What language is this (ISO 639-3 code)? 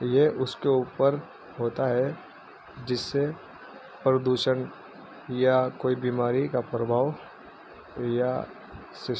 urd